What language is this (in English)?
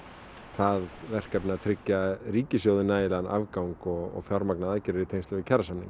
Icelandic